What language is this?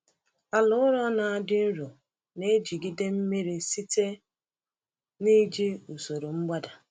Igbo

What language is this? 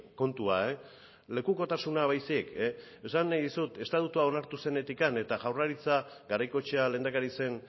Basque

